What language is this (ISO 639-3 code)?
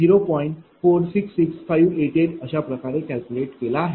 mar